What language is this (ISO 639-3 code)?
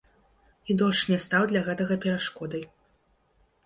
bel